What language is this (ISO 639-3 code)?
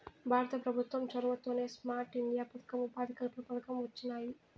tel